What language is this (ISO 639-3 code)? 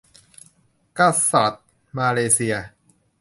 tha